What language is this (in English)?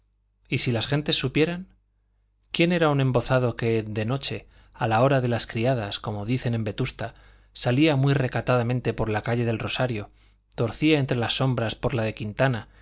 Spanish